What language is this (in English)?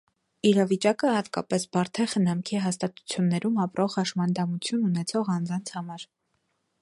Armenian